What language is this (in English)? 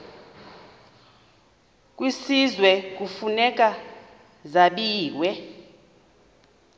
Xhosa